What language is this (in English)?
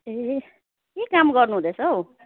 Nepali